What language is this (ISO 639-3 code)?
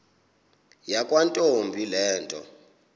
xho